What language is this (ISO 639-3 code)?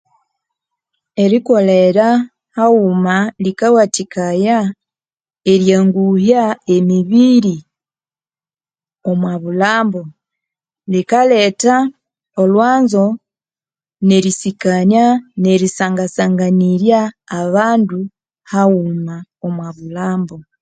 koo